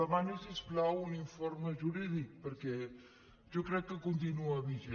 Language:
Catalan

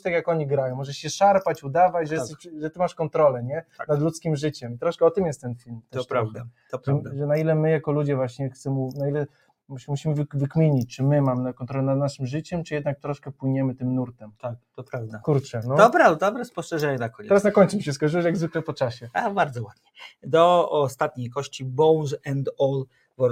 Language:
Polish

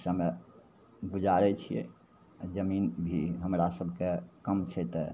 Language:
Maithili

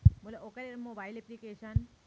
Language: Chhattisgarhi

